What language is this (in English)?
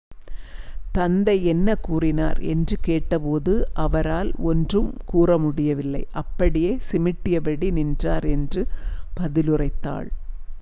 Tamil